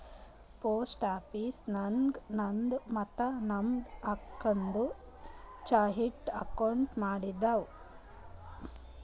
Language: Kannada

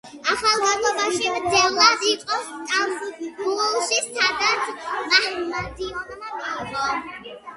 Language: Georgian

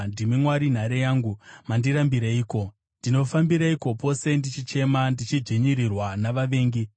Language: Shona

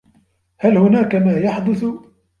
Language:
Arabic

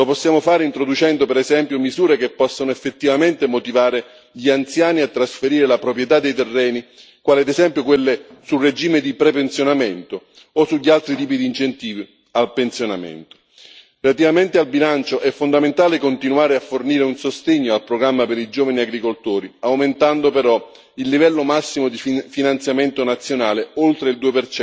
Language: Italian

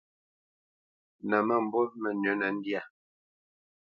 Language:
Bamenyam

